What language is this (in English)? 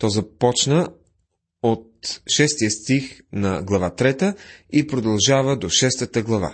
Bulgarian